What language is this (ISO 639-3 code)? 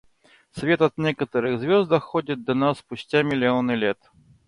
rus